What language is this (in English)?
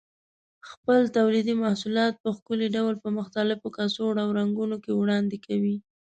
Pashto